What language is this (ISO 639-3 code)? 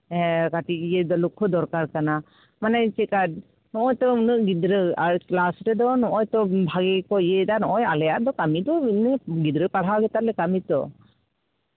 sat